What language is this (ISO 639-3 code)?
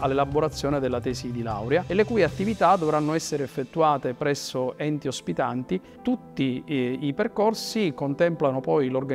ita